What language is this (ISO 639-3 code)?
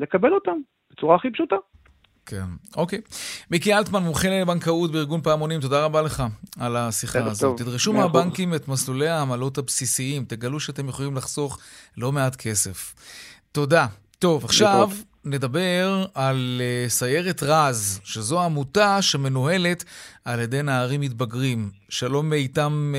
heb